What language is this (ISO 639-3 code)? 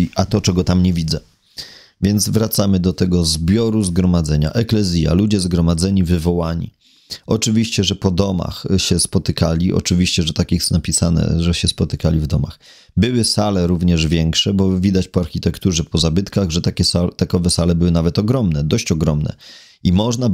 pol